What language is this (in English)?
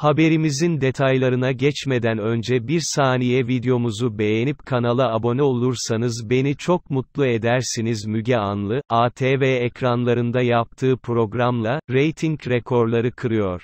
Turkish